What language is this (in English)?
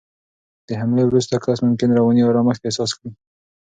Pashto